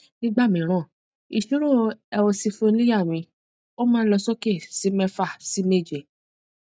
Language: Yoruba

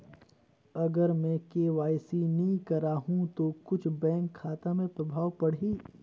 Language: Chhattisgarhi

